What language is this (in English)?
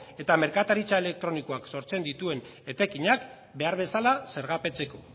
Basque